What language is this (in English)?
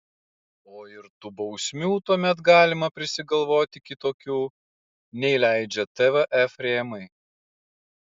Lithuanian